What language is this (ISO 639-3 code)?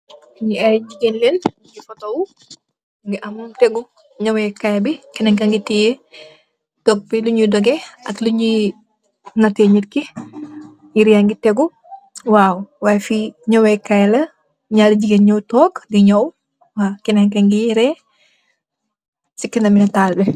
wol